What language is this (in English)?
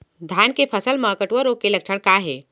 Chhattisgarhi